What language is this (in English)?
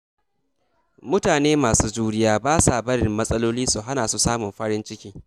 Hausa